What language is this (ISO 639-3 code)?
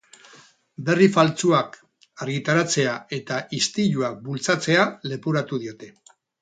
eus